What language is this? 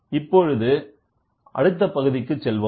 Tamil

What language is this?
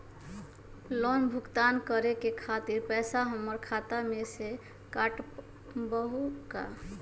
Magahi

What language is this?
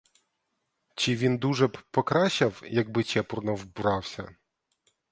Ukrainian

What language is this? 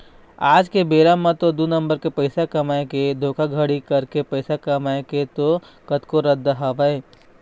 Chhattisgarhi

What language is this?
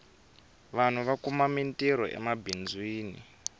Tsonga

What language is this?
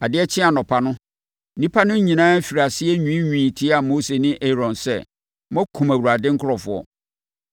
Akan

